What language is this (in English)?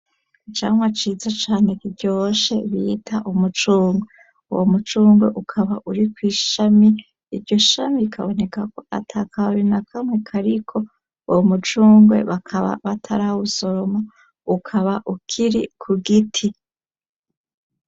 Rundi